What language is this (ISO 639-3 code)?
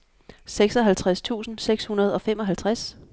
dan